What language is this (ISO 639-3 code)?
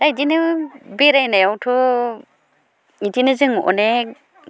brx